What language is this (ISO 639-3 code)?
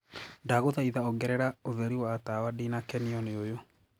kik